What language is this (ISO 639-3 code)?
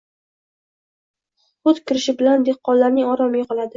uzb